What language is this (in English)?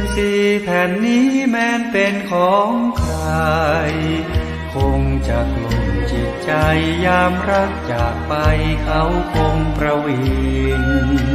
Thai